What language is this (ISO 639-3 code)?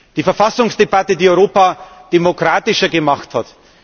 deu